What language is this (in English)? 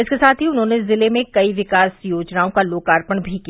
Hindi